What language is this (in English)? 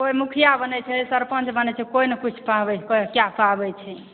Maithili